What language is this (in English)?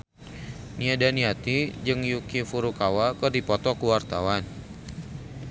Sundanese